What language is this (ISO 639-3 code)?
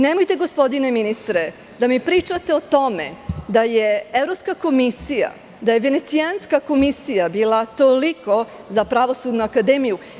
srp